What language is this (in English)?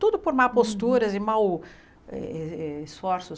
Portuguese